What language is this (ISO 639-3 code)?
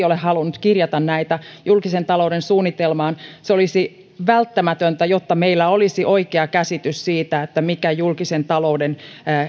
fin